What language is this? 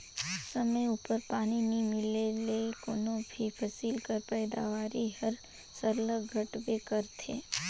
Chhattisgarhi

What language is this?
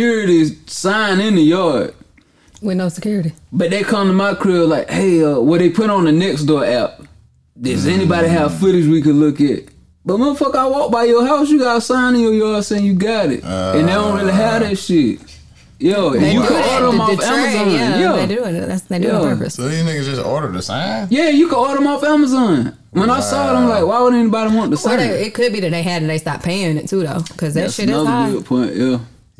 English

